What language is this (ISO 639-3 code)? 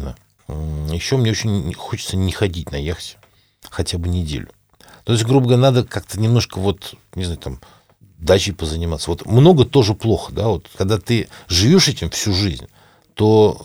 rus